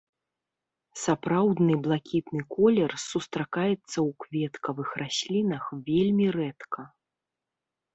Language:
Belarusian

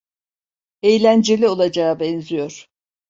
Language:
Turkish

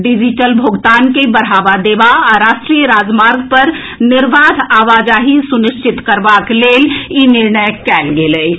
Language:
Maithili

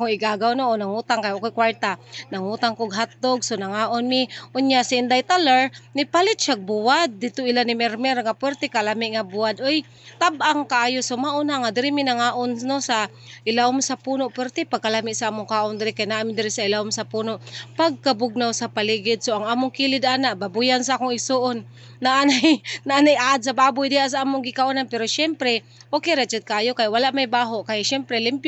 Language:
Filipino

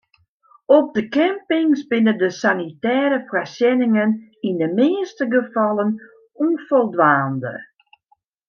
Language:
Western Frisian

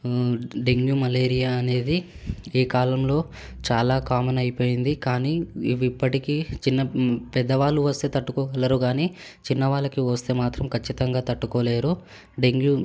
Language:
Telugu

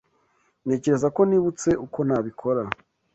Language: Kinyarwanda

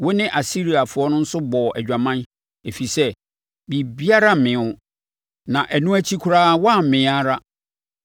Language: Akan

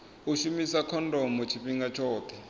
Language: Venda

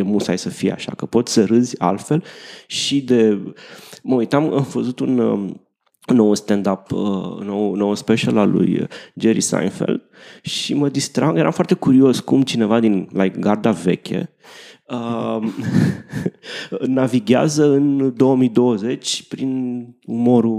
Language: Romanian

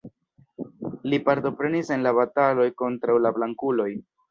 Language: Esperanto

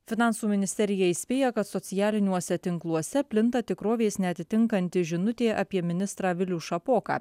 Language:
Lithuanian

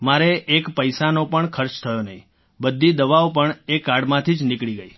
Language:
Gujarati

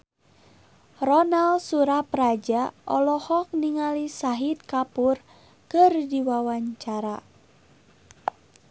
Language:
Sundanese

